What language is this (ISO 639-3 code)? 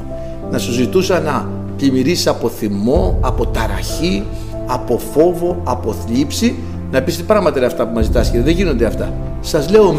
ell